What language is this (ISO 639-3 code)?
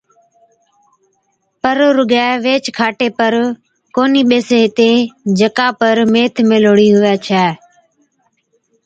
odk